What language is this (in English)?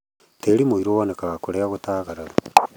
Kikuyu